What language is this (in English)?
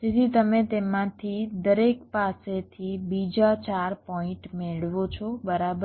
Gujarati